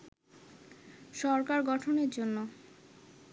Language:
Bangla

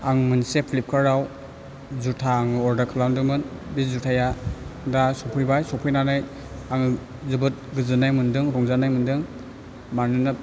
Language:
Bodo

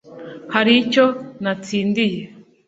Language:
Kinyarwanda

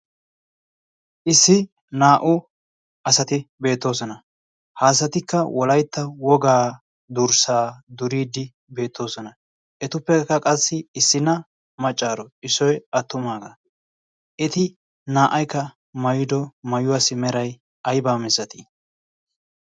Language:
Wolaytta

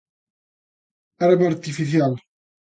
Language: Galician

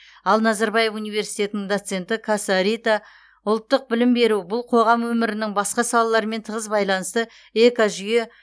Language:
Kazakh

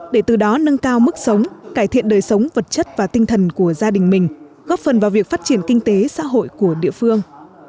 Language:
Vietnamese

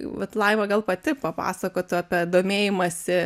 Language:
Lithuanian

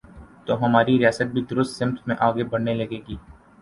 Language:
Urdu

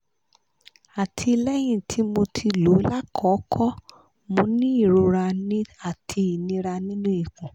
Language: Yoruba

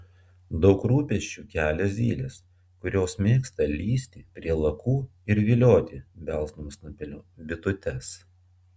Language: Lithuanian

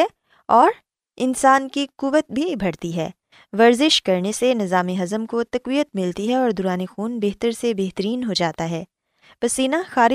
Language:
Urdu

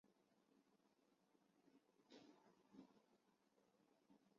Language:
Chinese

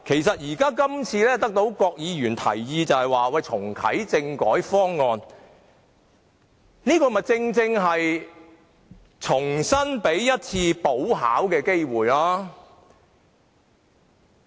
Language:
Cantonese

